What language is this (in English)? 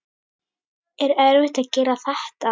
Icelandic